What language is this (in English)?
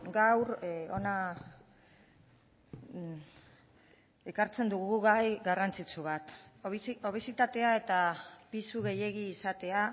Basque